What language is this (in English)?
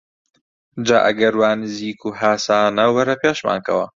Central Kurdish